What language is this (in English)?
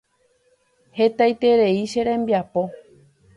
Guarani